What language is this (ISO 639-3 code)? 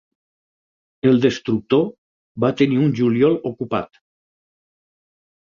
cat